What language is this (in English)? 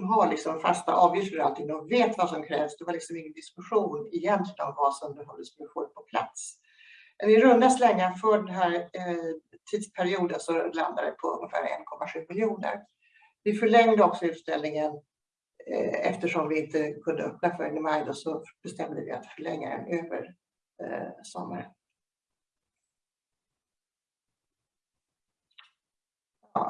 Swedish